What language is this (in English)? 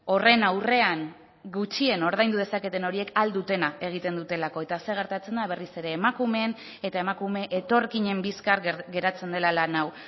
Basque